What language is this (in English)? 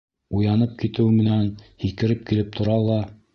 Bashkir